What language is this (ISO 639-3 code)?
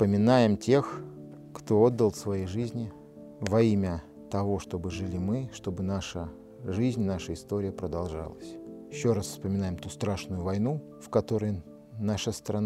rus